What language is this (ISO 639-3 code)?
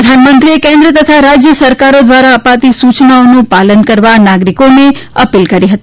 guj